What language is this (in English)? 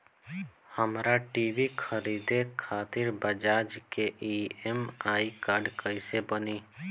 Bhojpuri